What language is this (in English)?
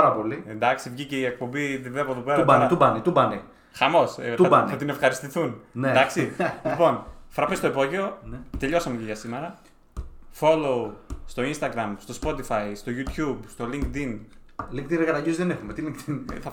Greek